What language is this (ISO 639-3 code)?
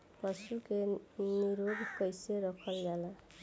bho